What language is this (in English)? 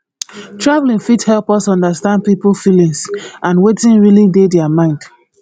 Nigerian Pidgin